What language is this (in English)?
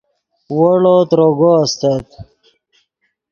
Yidgha